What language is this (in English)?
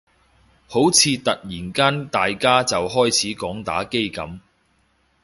Cantonese